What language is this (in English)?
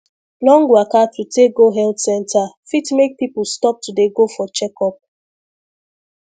Nigerian Pidgin